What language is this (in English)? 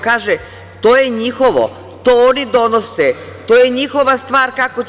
Serbian